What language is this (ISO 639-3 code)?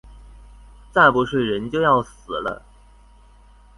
zho